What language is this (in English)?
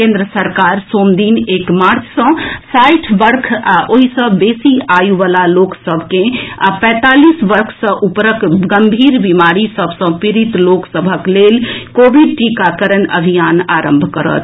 Maithili